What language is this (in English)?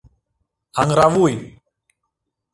Mari